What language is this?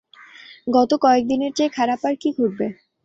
Bangla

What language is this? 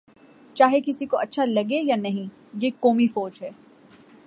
Urdu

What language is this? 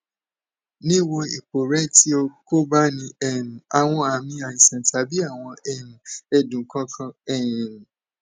Yoruba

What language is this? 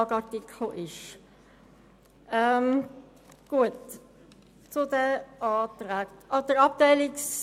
Swiss German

